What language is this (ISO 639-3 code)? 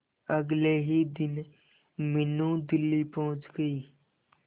hin